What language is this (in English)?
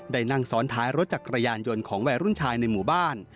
Thai